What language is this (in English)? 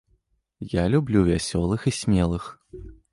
Belarusian